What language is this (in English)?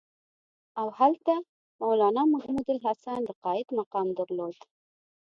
Pashto